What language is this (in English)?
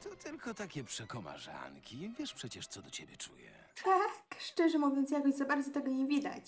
Polish